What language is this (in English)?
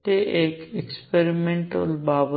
Gujarati